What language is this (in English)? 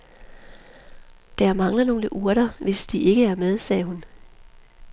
Danish